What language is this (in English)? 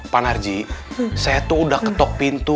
Indonesian